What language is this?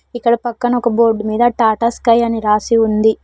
Telugu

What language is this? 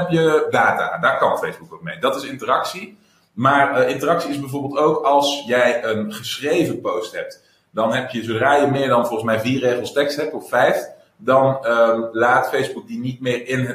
Dutch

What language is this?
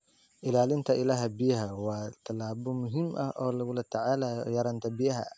Somali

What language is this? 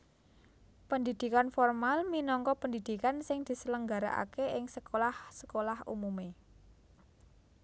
Javanese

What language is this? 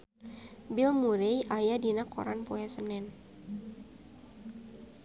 Sundanese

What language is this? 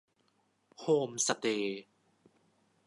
Thai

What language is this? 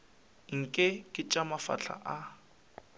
Northern Sotho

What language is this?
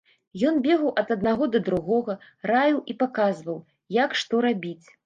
Belarusian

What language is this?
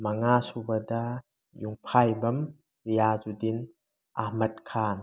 Manipuri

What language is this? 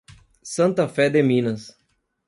Portuguese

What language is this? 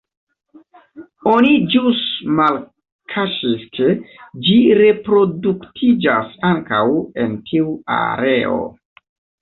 Esperanto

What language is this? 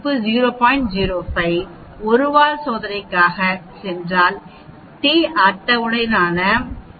Tamil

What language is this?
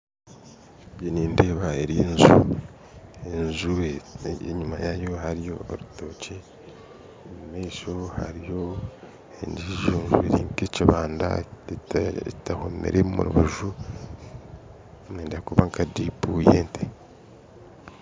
Nyankole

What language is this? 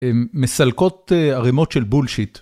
Hebrew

